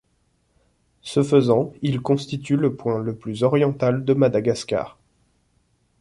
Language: French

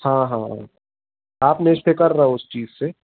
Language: Hindi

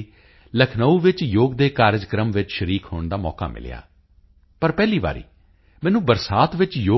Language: Punjabi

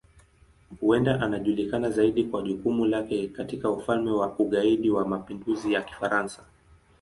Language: Swahili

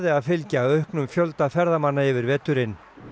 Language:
Icelandic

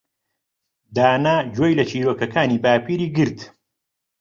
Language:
Central Kurdish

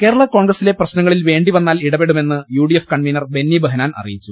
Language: Malayalam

